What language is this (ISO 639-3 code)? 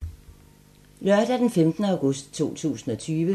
dan